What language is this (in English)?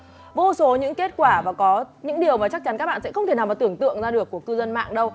Vietnamese